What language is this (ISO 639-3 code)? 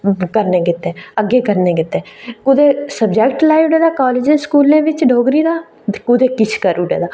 doi